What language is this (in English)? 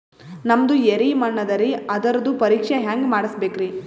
Kannada